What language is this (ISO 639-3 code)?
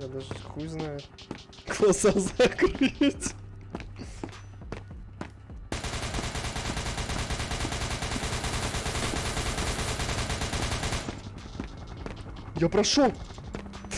rus